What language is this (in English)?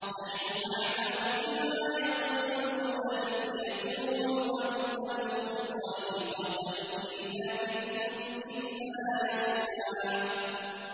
Arabic